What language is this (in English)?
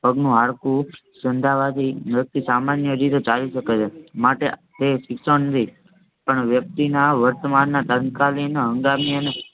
Gujarati